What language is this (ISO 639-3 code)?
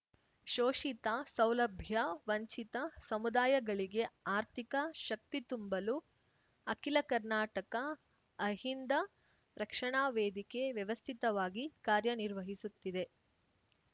kan